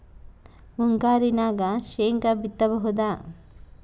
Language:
Kannada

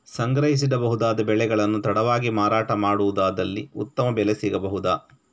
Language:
Kannada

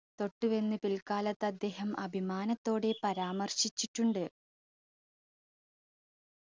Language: Malayalam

